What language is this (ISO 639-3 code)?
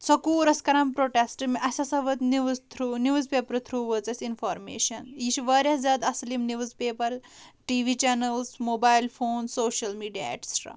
kas